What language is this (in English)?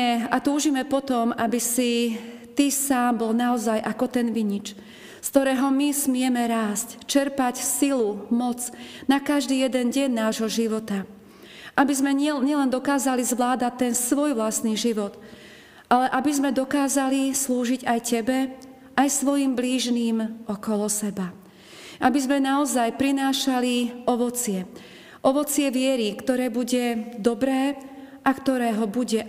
Slovak